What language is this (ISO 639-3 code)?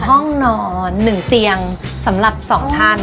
tha